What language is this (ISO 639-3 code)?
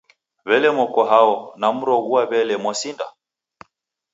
dav